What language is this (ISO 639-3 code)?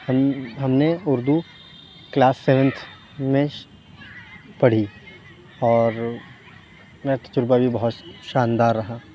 urd